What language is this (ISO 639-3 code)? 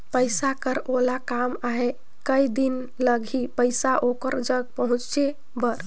hne